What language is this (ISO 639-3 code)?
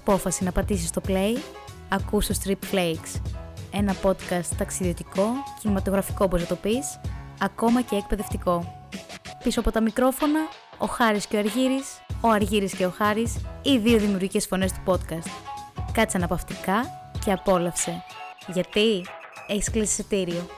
ell